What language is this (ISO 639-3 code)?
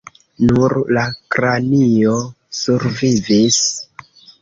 epo